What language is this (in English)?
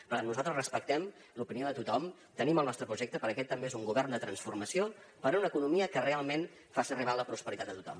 Catalan